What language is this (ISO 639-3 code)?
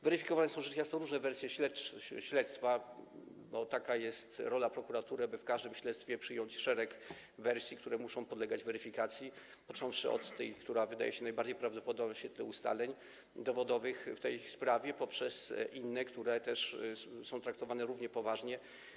pol